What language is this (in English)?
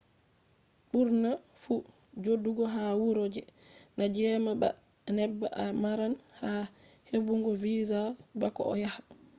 Fula